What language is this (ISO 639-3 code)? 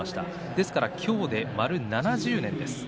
jpn